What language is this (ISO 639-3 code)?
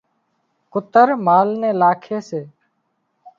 kxp